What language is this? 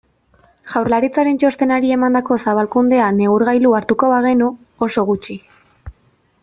Basque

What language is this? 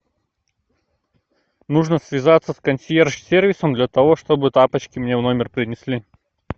Russian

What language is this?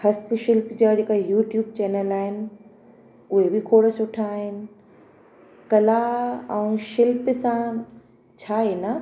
Sindhi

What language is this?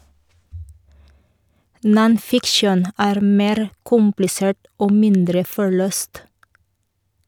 Norwegian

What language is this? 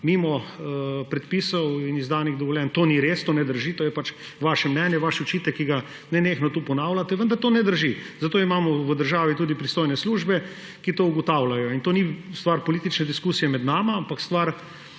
Slovenian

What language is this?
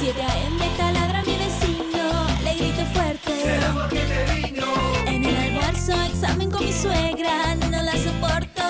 Spanish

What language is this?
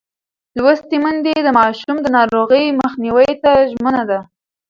Pashto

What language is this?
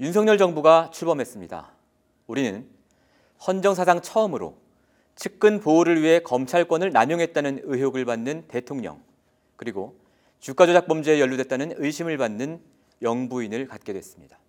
Korean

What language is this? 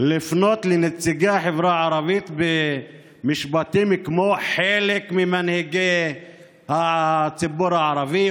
Hebrew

